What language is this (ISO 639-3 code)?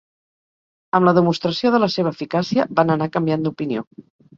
cat